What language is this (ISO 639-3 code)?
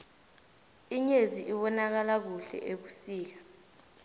nbl